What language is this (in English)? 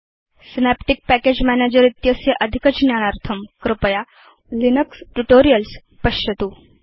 Sanskrit